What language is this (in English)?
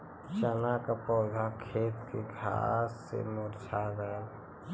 Bhojpuri